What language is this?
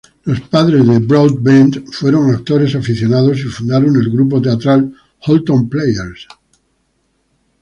Spanish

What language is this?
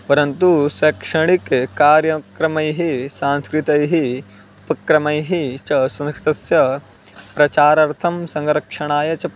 Sanskrit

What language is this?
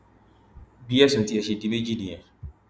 Yoruba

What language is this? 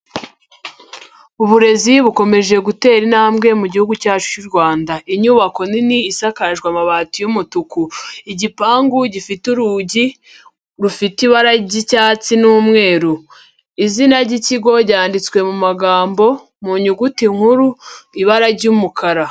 Kinyarwanda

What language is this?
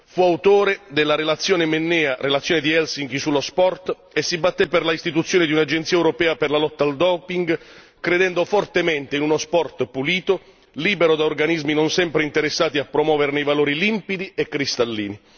Italian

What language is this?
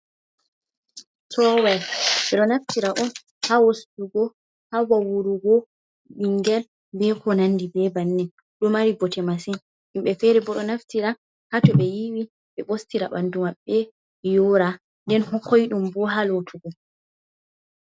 Fula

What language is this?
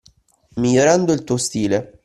Italian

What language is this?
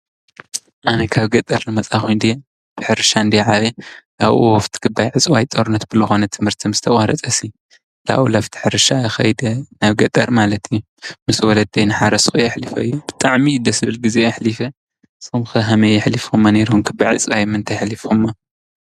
Tigrinya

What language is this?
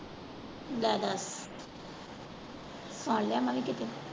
Punjabi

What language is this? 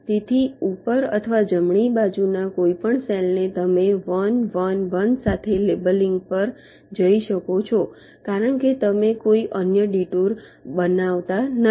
Gujarati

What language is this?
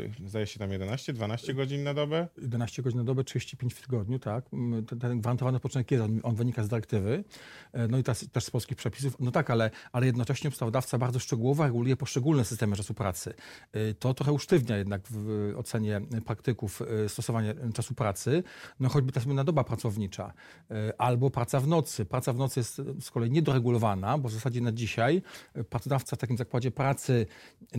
Polish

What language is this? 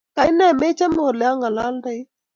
Kalenjin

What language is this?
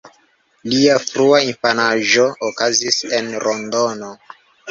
Esperanto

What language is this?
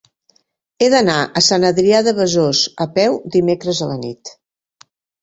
Catalan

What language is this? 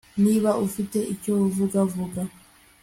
Kinyarwanda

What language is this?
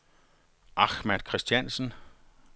Danish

